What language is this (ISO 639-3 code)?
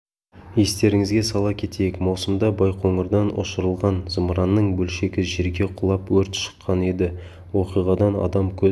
kaz